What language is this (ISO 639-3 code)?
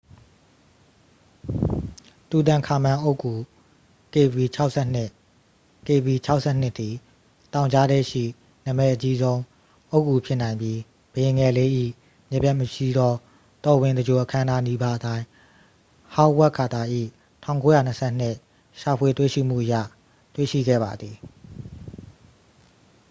mya